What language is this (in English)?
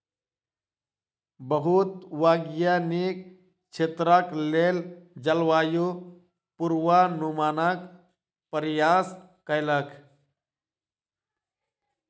Maithili